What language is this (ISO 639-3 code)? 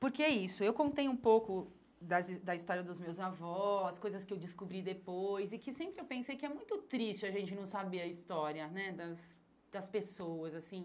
por